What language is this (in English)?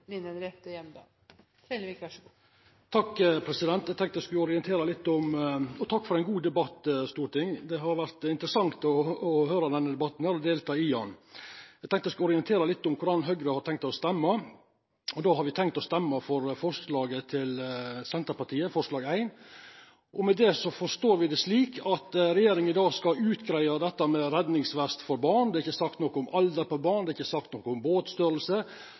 Norwegian Nynorsk